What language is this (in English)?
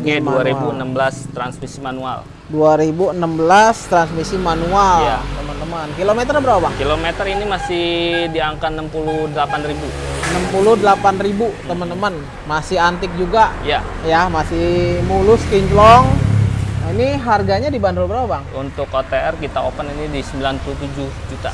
Indonesian